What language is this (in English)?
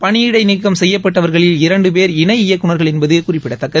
Tamil